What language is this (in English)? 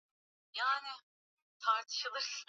Swahili